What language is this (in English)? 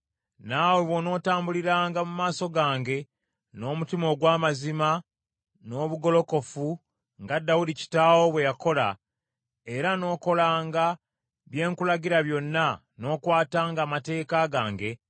Ganda